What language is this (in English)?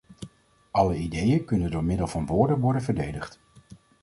Dutch